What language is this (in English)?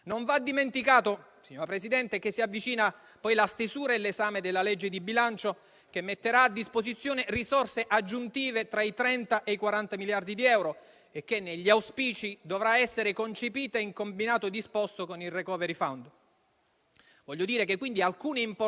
Italian